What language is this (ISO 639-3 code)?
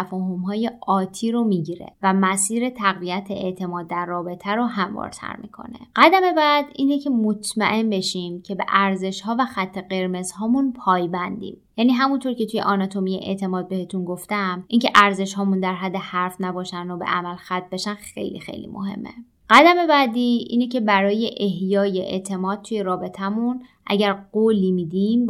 fas